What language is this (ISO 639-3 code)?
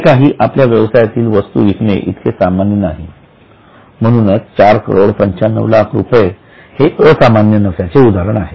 mar